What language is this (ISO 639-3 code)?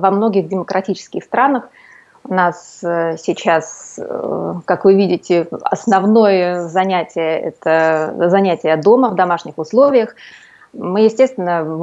rus